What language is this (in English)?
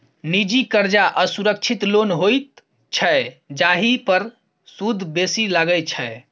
Maithili